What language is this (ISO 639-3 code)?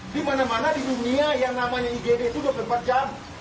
ind